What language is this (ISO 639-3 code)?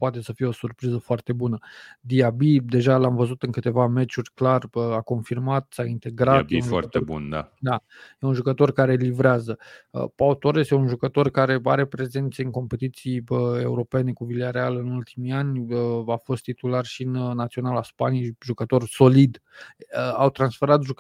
ron